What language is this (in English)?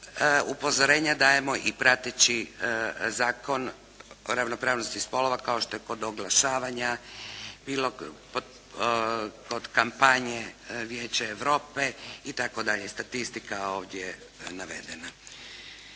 Croatian